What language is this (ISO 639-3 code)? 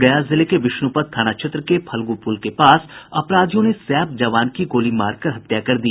hin